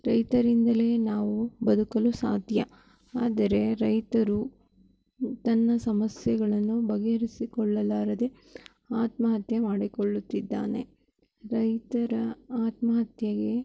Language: Kannada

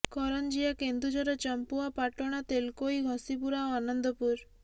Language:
Odia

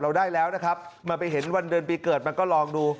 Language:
Thai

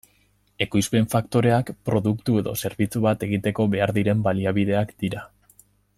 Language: Basque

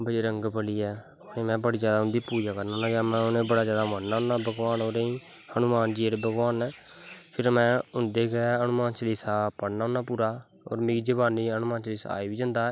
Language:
Dogri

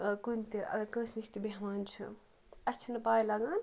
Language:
Kashmiri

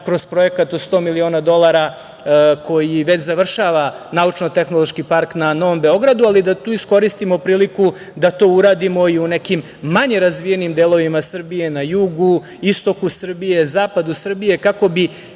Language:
Serbian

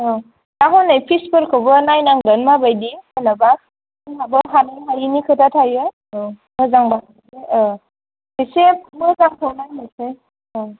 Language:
Bodo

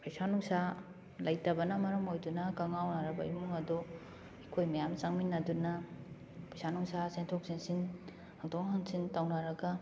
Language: Manipuri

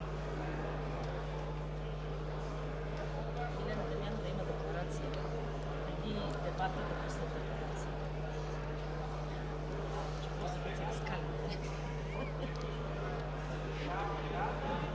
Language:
Bulgarian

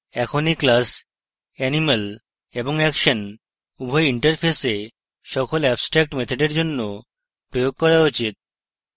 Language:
Bangla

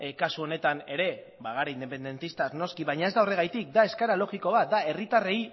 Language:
Basque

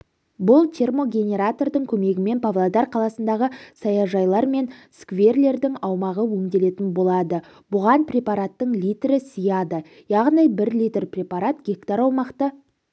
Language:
Kazakh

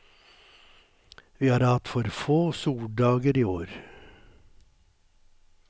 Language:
Norwegian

